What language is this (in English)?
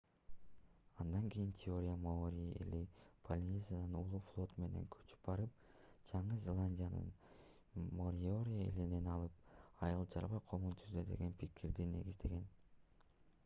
Kyrgyz